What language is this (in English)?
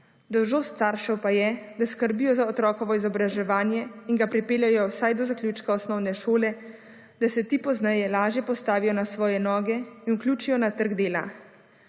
Slovenian